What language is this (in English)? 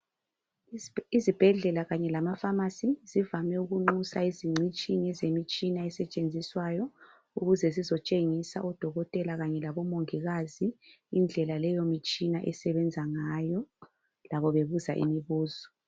North Ndebele